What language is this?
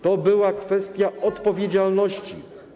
Polish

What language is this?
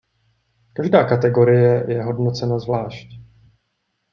Czech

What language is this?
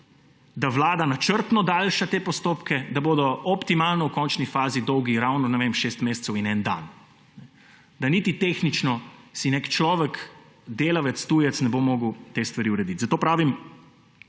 Slovenian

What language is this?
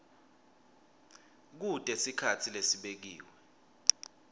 Swati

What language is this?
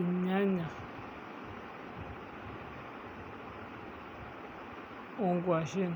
Masai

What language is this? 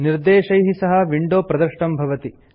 Sanskrit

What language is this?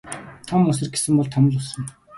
Mongolian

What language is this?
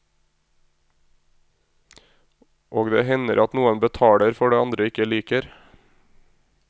Norwegian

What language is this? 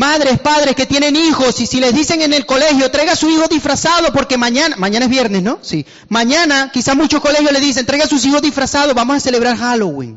Spanish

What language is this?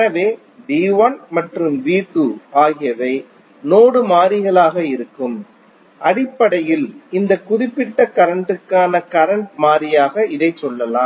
Tamil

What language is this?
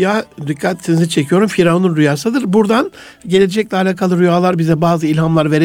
Turkish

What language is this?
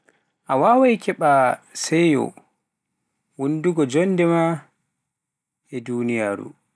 Pular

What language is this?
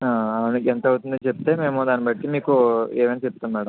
Telugu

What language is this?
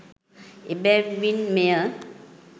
Sinhala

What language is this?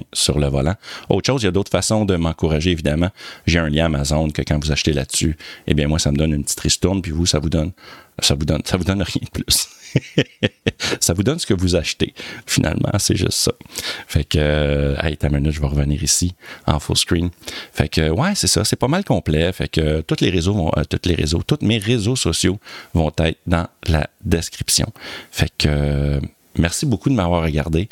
French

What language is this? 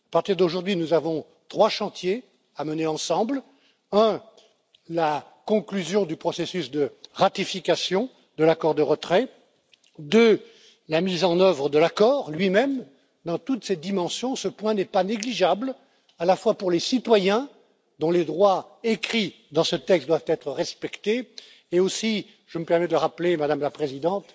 French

